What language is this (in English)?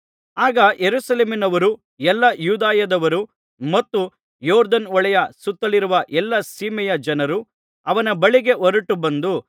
Kannada